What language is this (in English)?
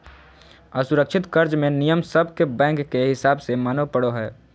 Magahi